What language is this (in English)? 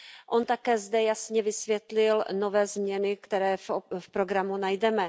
Czech